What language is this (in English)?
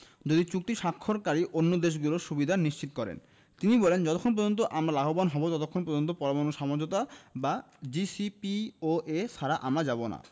Bangla